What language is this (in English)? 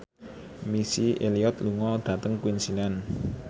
Javanese